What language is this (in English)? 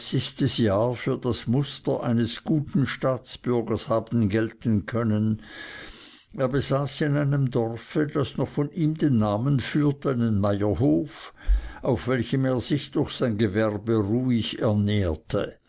German